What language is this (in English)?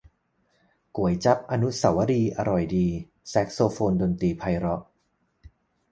Thai